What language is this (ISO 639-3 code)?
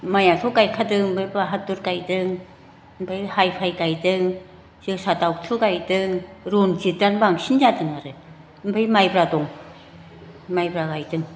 brx